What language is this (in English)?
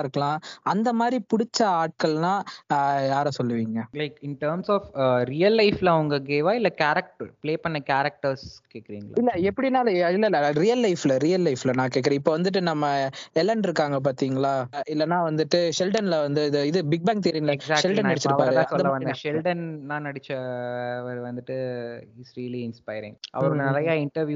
Tamil